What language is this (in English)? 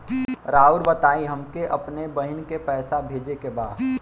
Bhojpuri